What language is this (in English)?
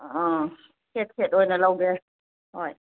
Manipuri